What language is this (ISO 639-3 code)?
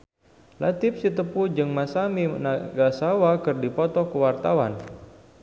sun